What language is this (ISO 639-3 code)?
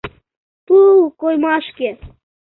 chm